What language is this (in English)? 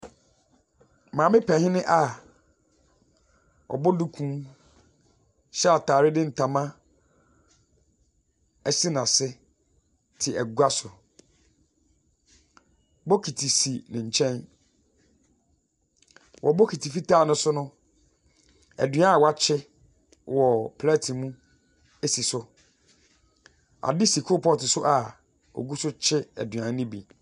Akan